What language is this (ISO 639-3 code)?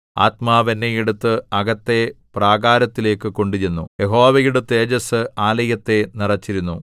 mal